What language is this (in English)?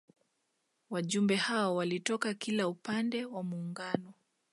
Swahili